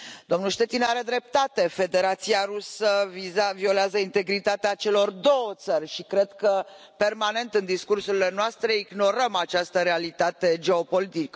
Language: Romanian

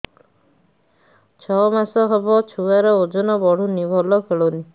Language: Odia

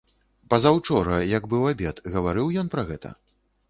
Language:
Belarusian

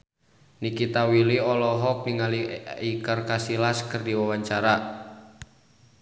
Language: Sundanese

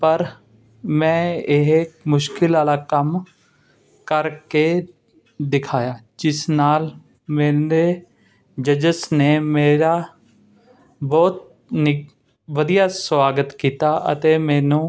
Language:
Punjabi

